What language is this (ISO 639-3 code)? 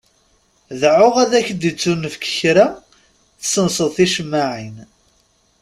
kab